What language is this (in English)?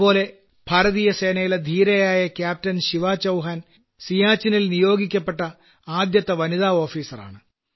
Malayalam